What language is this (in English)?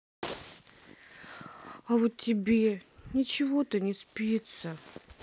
Russian